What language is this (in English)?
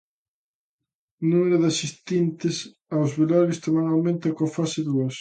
Galician